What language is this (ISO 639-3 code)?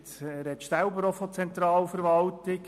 gsw